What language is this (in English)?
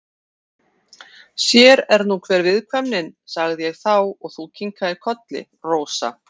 Icelandic